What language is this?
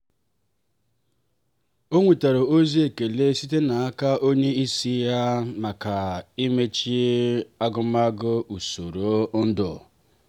Igbo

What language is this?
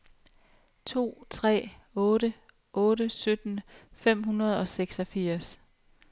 Danish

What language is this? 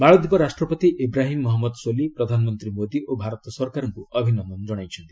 Odia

